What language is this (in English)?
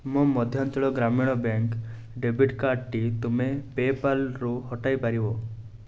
Odia